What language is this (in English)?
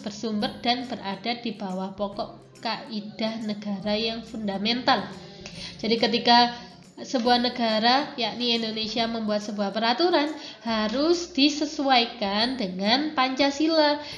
Indonesian